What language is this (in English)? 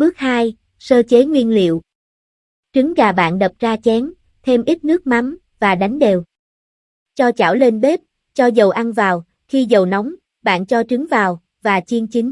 Vietnamese